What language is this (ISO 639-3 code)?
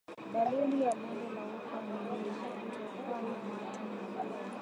swa